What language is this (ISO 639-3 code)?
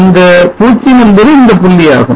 tam